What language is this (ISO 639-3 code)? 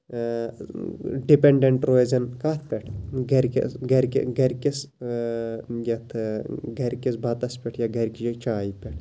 kas